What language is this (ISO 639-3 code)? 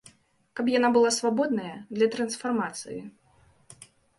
bel